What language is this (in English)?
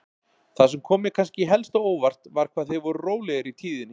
Icelandic